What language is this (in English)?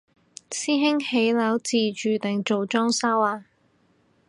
Cantonese